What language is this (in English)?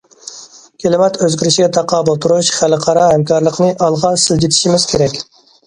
Uyghur